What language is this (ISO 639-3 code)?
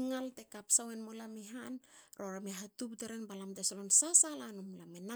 hao